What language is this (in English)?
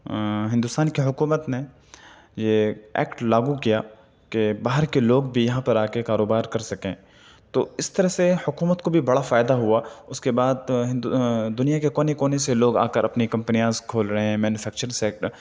Urdu